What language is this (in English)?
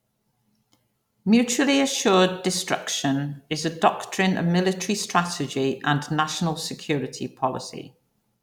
English